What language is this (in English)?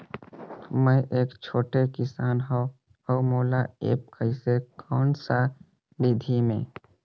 Chhattisgarhi